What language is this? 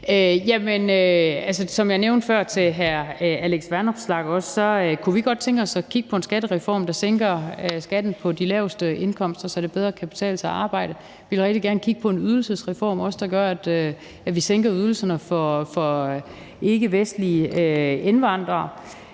Danish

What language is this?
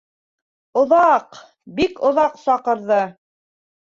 Bashkir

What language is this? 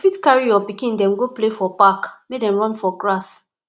Nigerian Pidgin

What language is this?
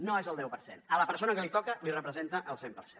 Catalan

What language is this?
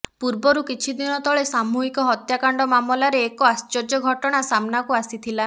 Odia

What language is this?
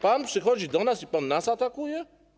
Polish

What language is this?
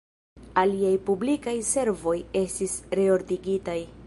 Esperanto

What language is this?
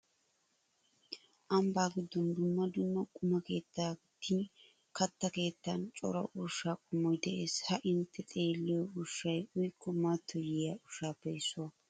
Wolaytta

